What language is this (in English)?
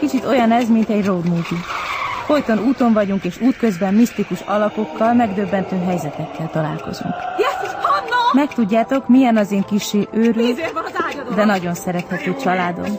Hungarian